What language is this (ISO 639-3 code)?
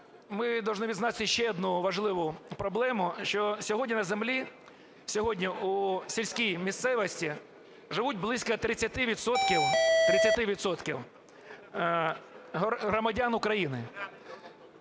ukr